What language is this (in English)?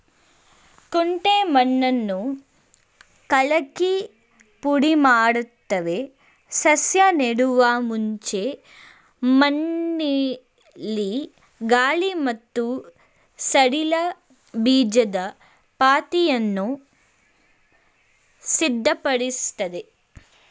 Kannada